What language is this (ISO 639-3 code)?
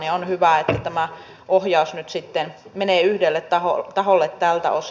fin